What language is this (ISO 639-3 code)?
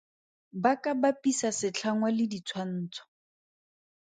tsn